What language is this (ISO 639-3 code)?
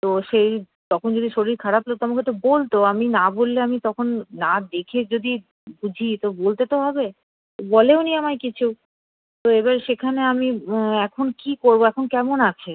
ben